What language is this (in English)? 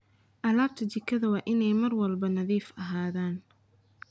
Somali